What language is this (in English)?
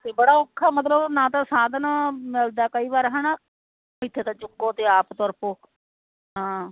Punjabi